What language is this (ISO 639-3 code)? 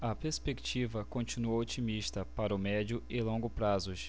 por